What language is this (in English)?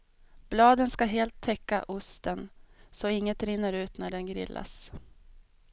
Swedish